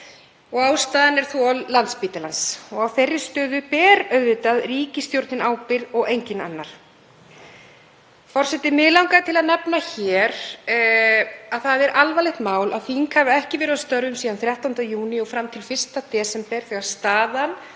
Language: Icelandic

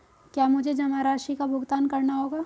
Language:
Hindi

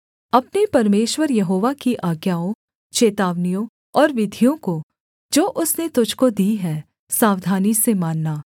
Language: Hindi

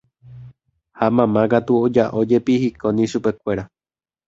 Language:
Guarani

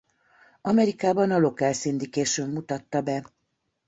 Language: Hungarian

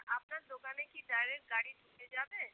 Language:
Bangla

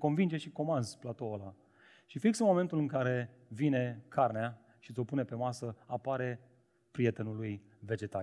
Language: Romanian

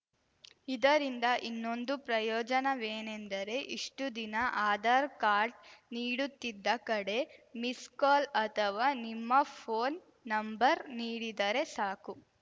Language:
Kannada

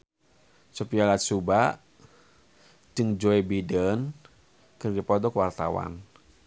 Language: Sundanese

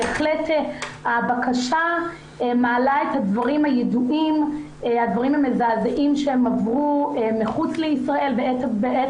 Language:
Hebrew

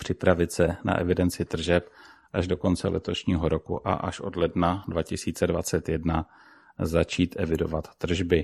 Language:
Czech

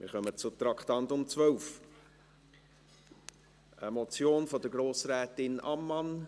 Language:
Swiss German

